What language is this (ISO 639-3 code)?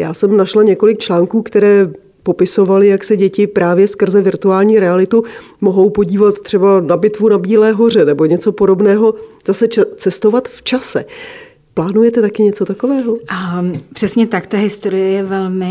ces